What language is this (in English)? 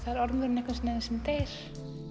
Icelandic